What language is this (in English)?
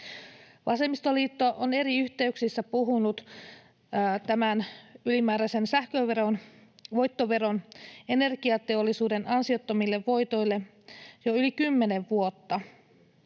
Finnish